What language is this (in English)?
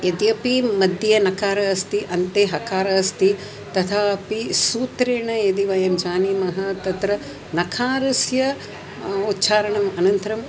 Sanskrit